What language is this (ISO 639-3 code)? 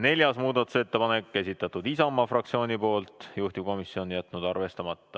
est